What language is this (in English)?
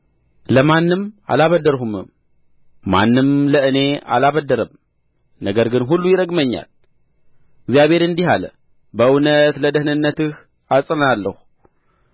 Amharic